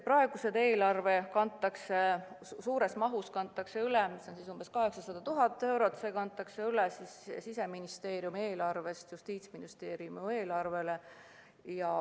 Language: Estonian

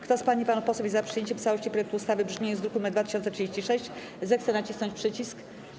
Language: Polish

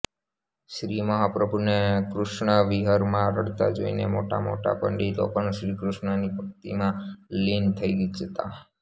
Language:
Gujarati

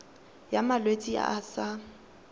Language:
Tswana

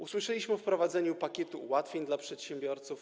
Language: Polish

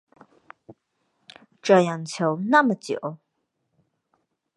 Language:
Chinese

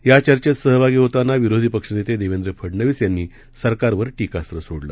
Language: Marathi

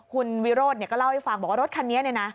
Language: Thai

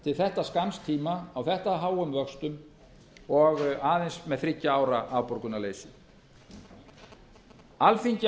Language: Icelandic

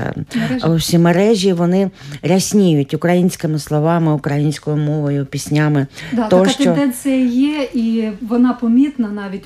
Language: Ukrainian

